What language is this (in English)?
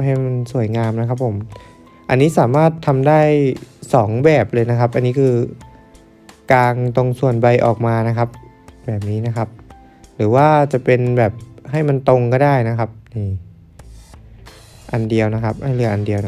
Thai